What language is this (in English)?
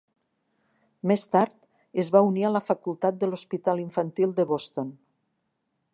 Catalan